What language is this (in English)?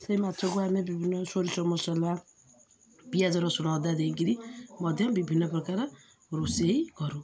Odia